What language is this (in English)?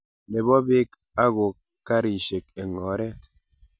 Kalenjin